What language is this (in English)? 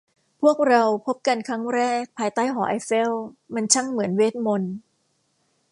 Thai